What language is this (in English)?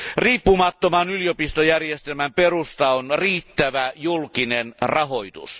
Finnish